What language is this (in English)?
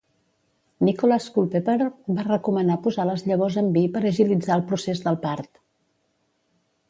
Catalan